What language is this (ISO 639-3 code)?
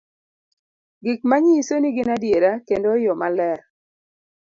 luo